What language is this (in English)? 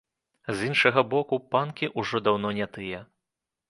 Belarusian